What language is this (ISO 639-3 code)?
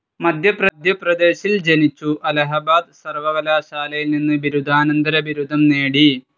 mal